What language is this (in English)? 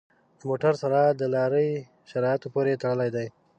Pashto